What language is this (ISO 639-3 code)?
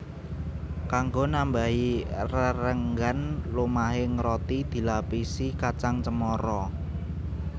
jav